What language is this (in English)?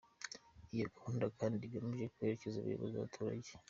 Kinyarwanda